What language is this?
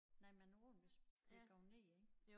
Danish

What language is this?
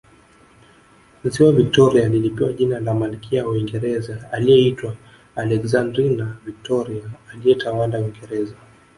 Swahili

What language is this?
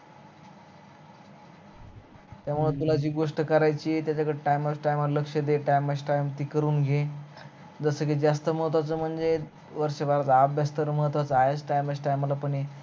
Marathi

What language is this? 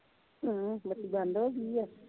Punjabi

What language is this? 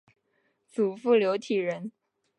Chinese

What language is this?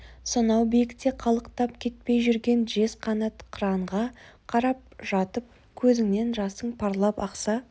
Kazakh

